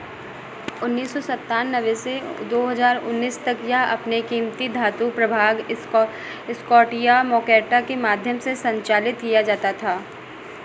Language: Hindi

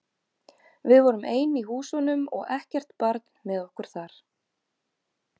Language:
Icelandic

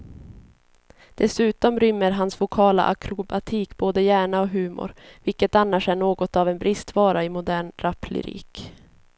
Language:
Swedish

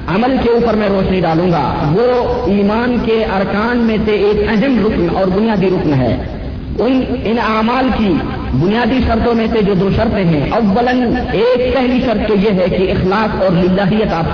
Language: Urdu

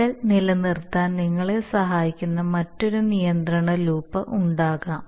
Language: Malayalam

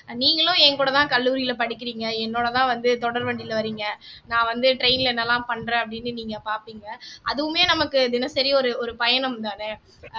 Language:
Tamil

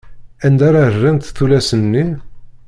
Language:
Kabyle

